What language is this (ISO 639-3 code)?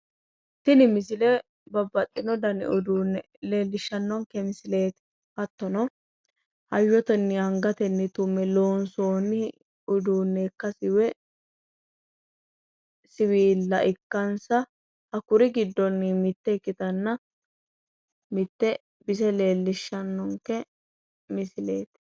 sid